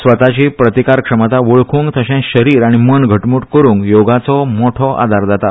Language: Konkani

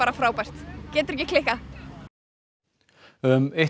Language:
Icelandic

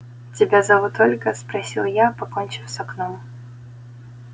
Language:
Russian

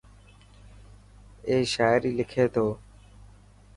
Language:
Dhatki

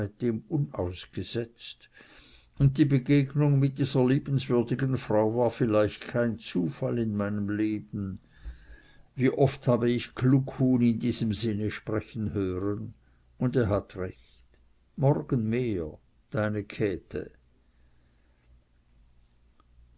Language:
German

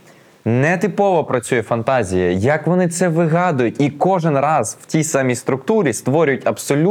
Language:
Ukrainian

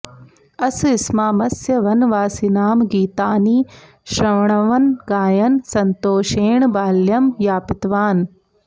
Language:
Sanskrit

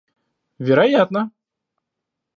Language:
Russian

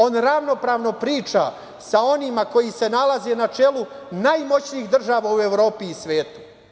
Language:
Serbian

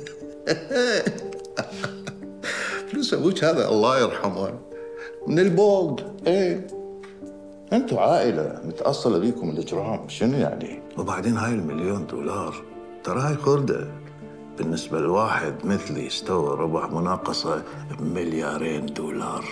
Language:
Arabic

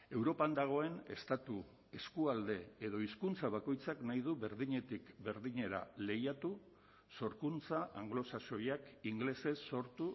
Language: Basque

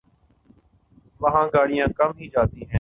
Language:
Urdu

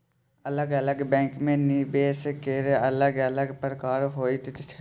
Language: Maithili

